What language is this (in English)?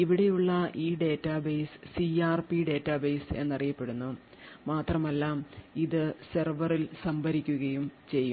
Malayalam